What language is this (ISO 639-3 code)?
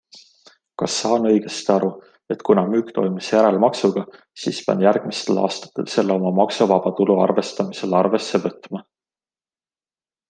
est